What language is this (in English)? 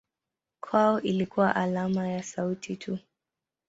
Swahili